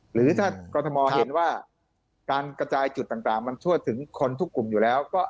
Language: Thai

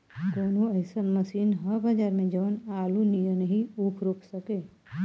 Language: Bhojpuri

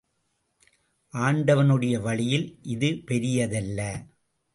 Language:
Tamil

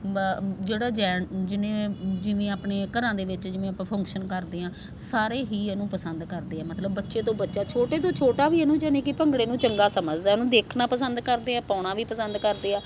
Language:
Punjabi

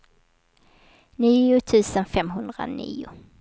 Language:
Swedish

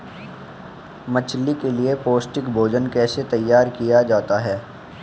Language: Hindi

